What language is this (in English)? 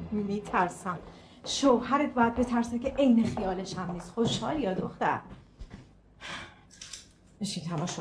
Persian